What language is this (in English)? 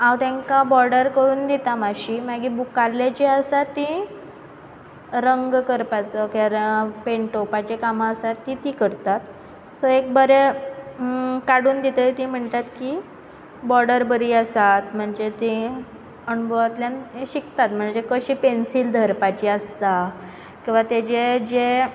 Konkani